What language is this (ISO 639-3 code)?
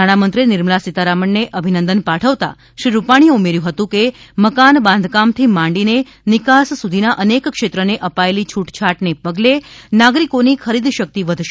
guj